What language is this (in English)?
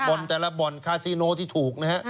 Thai